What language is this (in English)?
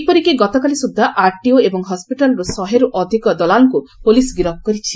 Odia